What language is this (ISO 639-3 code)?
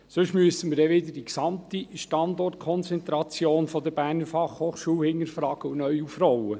gsw